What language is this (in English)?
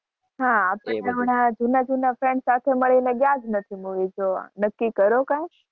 Gujarati